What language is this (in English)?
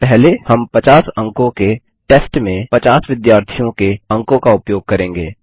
Hindi